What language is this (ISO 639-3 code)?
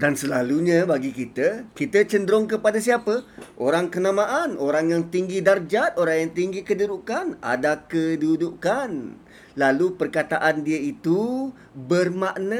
msa